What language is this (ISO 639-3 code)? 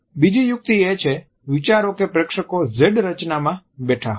guj